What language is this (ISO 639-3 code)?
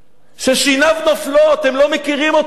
heb